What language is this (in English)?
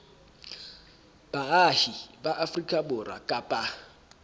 Southern Sotho